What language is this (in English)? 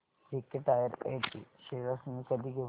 Marathi